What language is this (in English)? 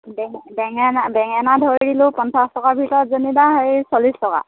Assamese